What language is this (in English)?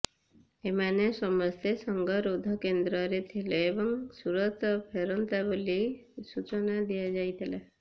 Odia